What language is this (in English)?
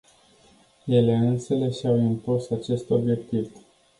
Romanian